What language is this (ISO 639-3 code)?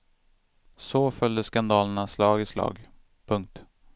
swe